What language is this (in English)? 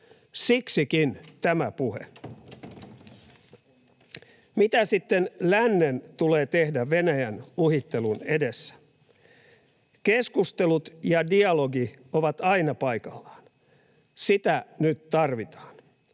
Finnish